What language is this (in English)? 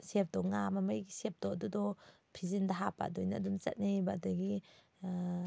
Manipuri